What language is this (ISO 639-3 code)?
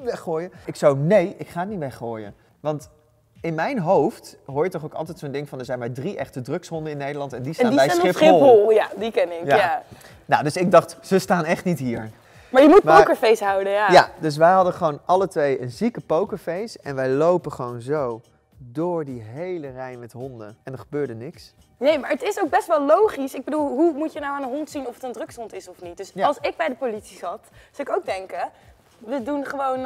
nld